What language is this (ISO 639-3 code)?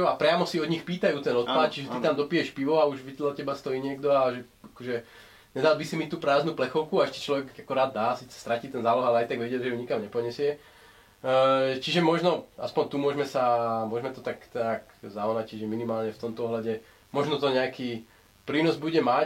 slk